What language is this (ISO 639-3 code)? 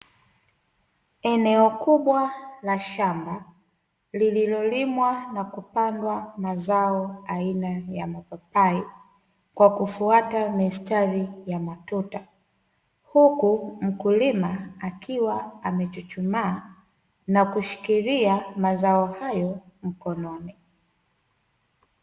swa